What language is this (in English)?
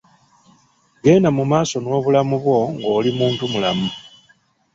Ganda